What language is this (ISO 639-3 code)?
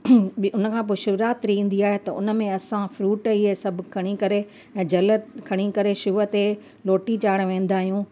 snd